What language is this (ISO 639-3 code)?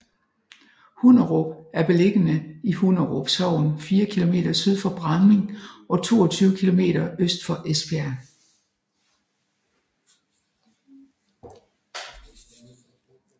dan